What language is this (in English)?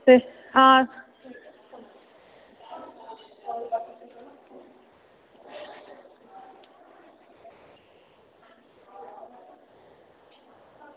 Dogri